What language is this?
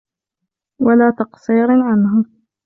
Arabic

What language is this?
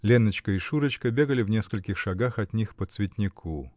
Russian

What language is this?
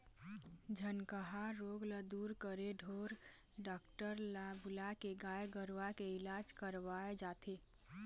Chhattisgarhi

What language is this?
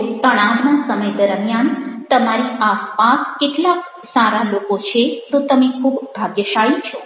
Gujarati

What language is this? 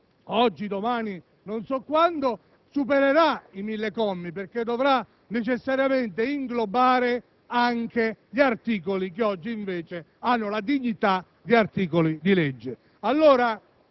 Italian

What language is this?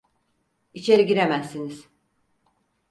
Turkish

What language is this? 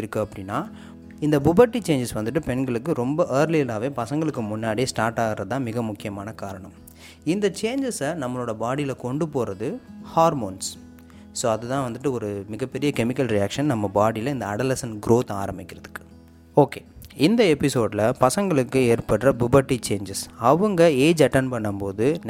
Tamil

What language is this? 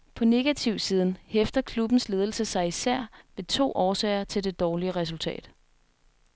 Danish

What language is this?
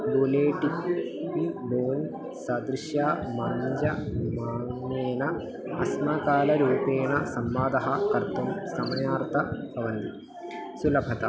Sanskrit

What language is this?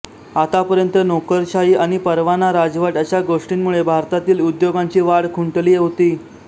Marathi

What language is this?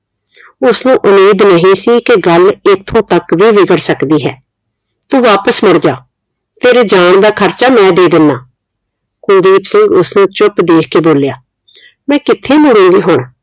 Punjabi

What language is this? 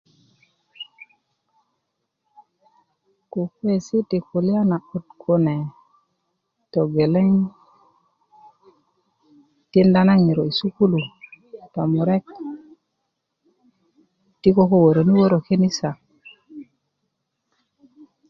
Kuku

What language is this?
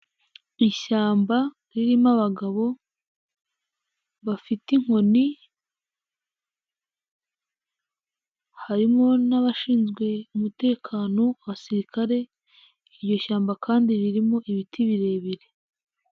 Kinyarwanda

